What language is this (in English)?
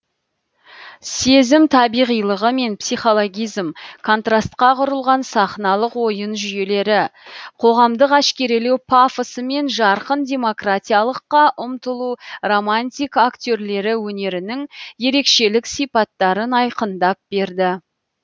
Kazakh